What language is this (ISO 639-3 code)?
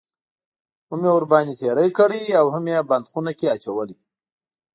pus